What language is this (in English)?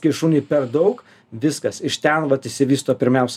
Lithuanian